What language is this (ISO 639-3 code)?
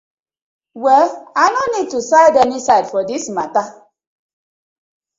pcm